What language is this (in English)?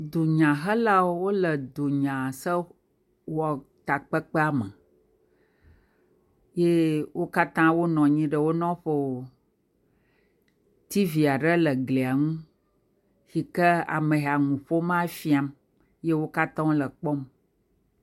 Ewe